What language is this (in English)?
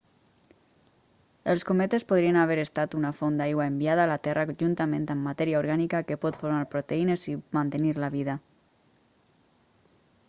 Catalan